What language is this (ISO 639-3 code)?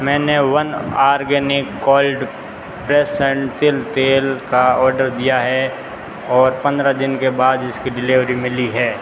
hin